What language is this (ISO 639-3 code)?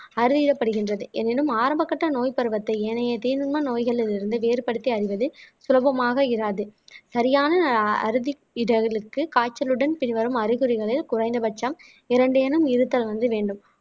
tam